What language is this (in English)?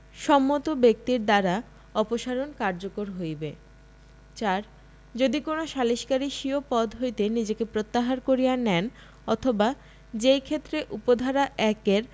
Bangla